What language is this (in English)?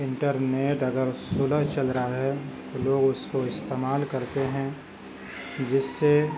Urdu